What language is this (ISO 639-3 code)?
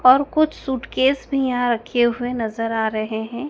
hin